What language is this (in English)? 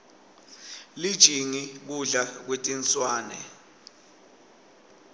Swati